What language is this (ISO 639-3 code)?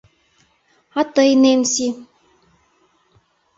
chm